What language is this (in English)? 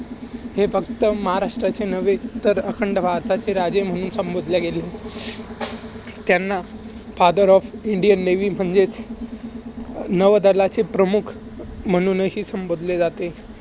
Marathi